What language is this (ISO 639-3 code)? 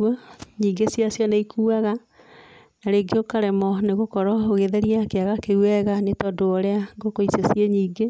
kik